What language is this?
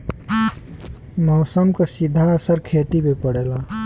Bhojpuri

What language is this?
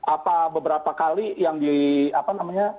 Indonesian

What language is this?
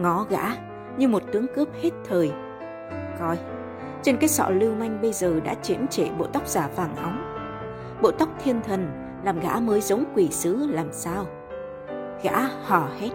Vietnamese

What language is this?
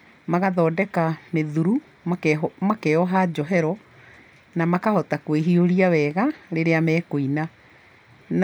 Kikuyu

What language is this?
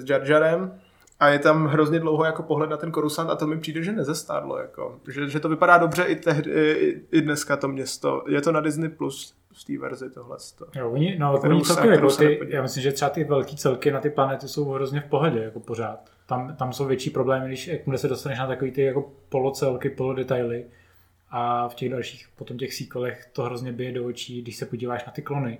Czech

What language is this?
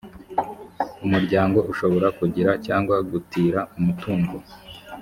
Kinyarwanda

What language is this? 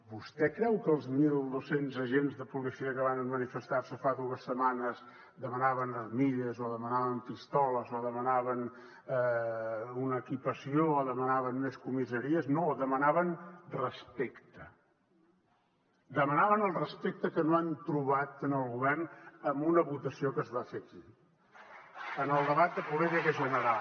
Catalan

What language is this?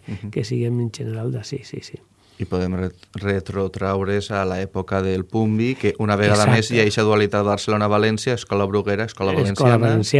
Spanish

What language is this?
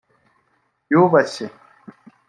Kinyarwanda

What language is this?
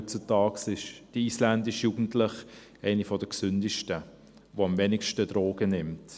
Swiss German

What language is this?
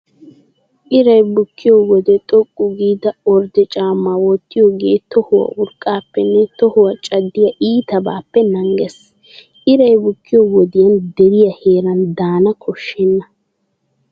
Wolaytta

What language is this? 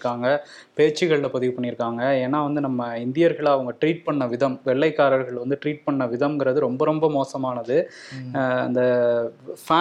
Tamil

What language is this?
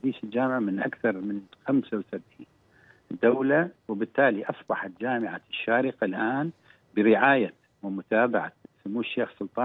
Arabic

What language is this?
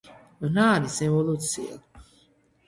Georgian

